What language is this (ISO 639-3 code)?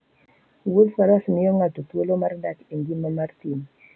luo